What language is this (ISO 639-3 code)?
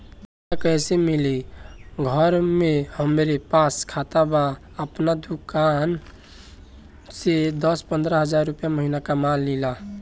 bho